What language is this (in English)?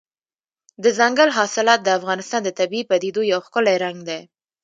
Pashto